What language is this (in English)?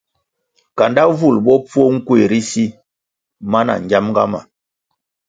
Kwasio